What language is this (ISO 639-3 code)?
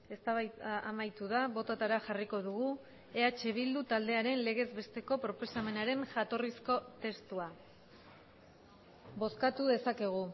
eus